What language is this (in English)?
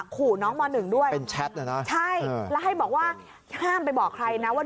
Thai